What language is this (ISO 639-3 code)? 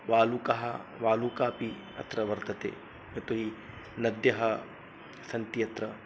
san